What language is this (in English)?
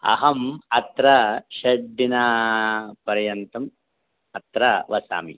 Sanskrit